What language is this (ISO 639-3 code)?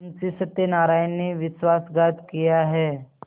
hin